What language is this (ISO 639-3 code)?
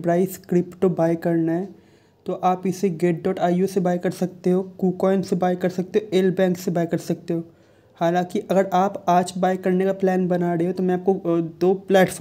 hin